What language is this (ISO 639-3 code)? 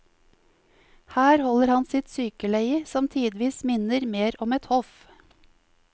nor